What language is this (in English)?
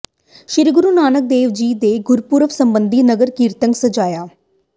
Punjabi